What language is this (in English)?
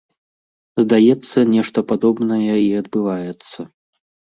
Belarusian